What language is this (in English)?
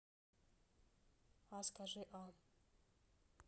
Russian